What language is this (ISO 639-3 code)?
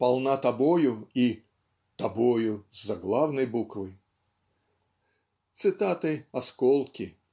rus